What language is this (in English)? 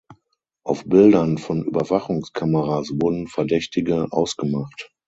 German